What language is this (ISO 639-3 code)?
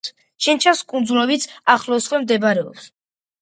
kat